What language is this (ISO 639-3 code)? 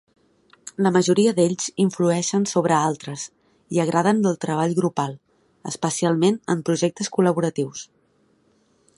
cat